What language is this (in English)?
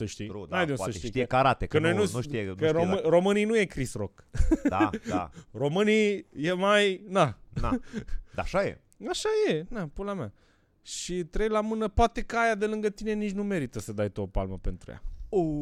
Romanian